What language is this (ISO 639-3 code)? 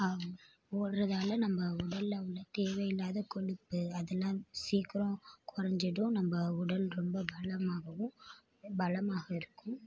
tam